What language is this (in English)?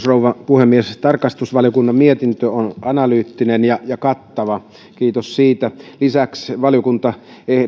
Finnish